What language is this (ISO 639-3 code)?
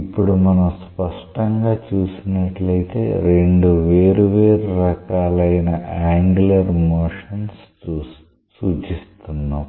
tel